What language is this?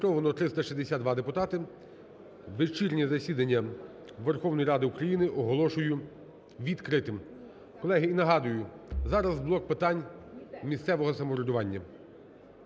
Ukrainian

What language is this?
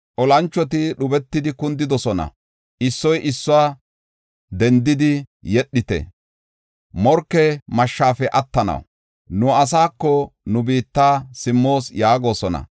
Gofa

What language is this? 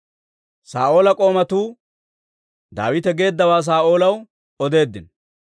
Dawro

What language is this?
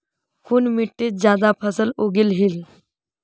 Magahi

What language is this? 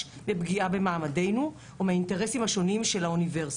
Hebrew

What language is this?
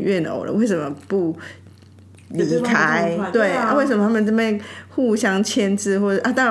Chinese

